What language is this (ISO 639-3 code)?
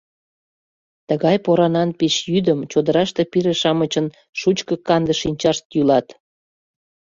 chm